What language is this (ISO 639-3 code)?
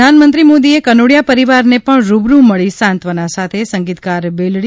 guj